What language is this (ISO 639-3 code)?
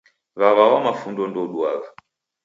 dav